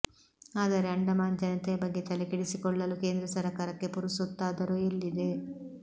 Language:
Kannada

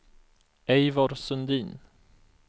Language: Swedish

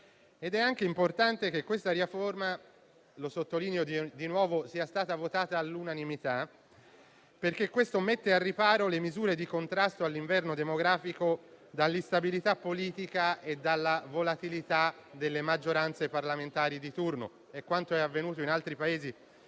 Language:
Italian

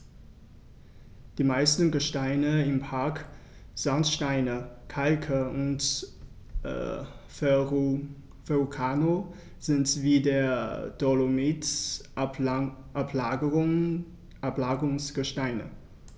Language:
German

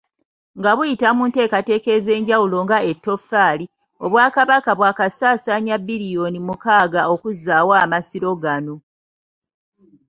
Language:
Ganda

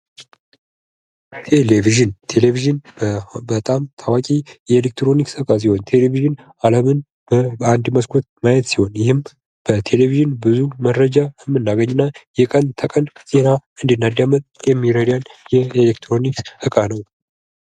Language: Amharic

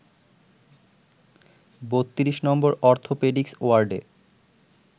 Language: Bangla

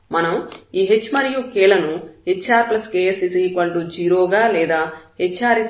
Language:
Telugu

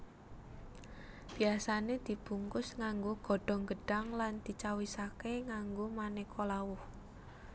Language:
Javanese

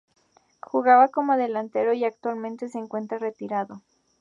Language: Spanish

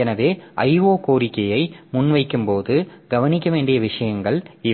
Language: Tamil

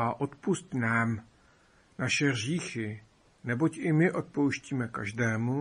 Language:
Czech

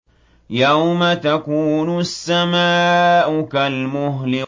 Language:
Arabic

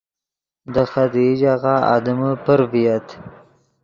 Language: Yidgha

